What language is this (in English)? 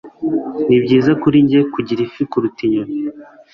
Kinyarwanda